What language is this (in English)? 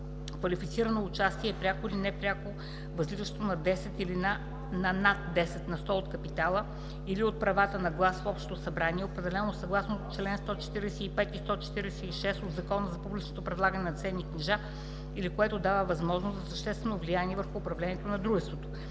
Bulgarian